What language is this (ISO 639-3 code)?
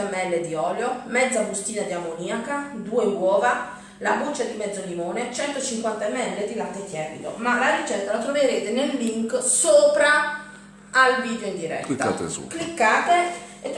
ita